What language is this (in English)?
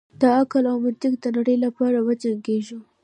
Pashto